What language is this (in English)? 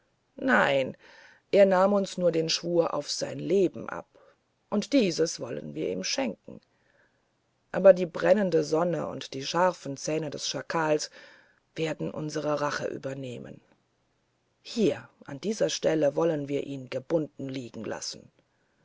German